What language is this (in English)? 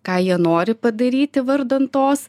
Lithuanian